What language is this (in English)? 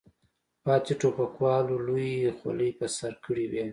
Pashto